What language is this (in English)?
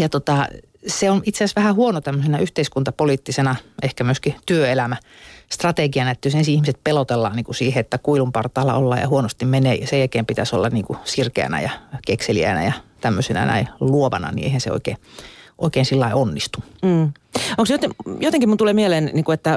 Finnish